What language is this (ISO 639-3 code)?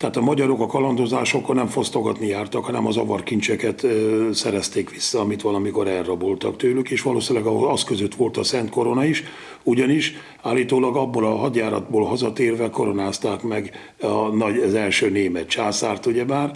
hun